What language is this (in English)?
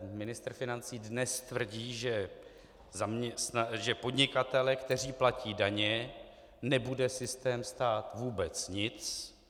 Czech